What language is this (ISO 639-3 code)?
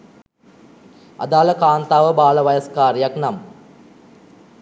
sin